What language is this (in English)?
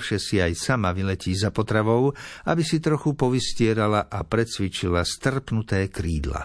Slovak